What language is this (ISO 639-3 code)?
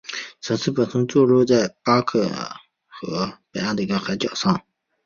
zho